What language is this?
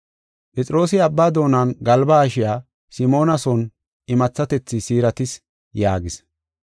Gofa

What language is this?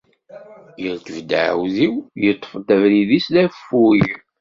Kabyle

